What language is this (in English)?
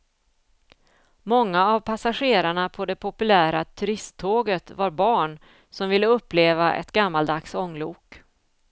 Swedish